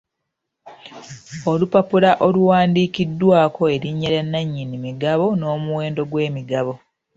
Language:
Ganda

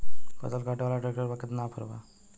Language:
Bhojpuri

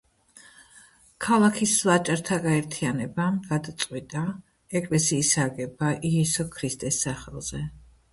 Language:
Georgian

